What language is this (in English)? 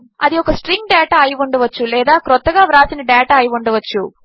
Telugu